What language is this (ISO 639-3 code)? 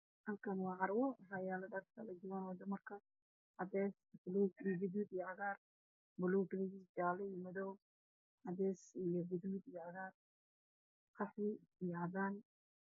som